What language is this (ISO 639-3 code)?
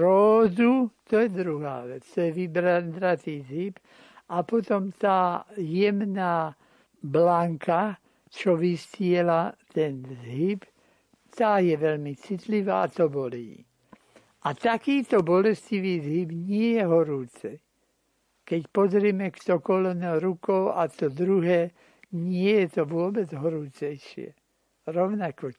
slk